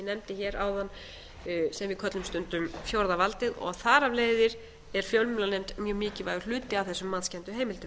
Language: Icelandic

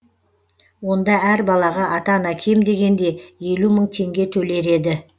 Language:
Kazakh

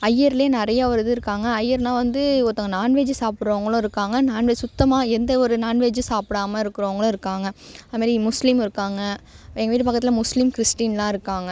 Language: Tamil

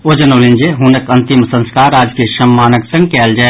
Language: Maithili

